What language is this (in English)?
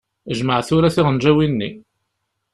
Kabyle